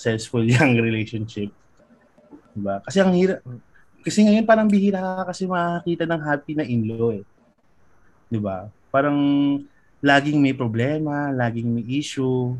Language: Filipino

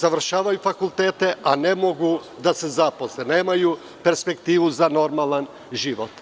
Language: Serbian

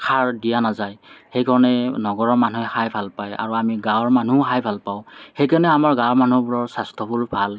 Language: Assamese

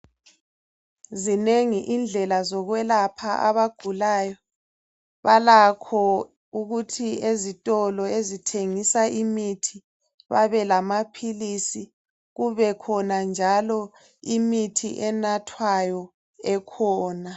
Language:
North Ndebele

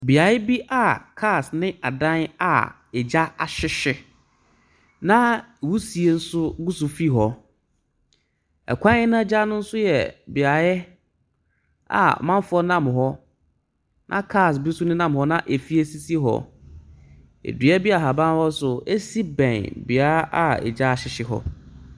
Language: Akan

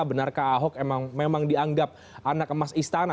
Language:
Indonesian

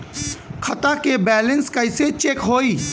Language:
Bhojpuri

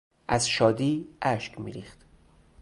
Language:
Persian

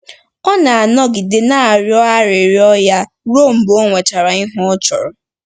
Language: Igbo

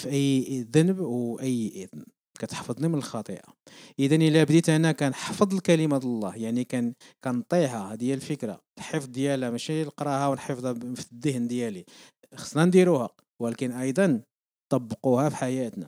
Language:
Arabic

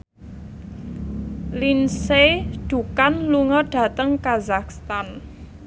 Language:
Javanese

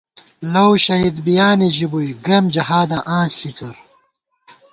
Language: Gawar-Bati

